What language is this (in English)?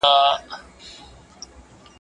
Pashto